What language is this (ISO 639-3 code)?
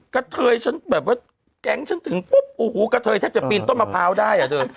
tha